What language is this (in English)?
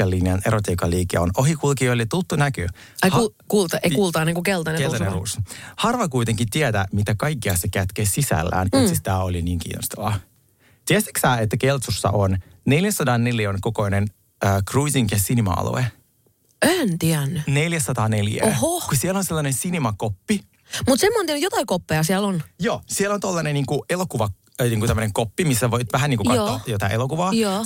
Finnish